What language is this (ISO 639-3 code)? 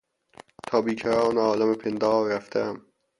fas